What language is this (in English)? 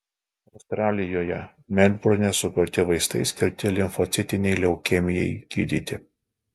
Lithuanian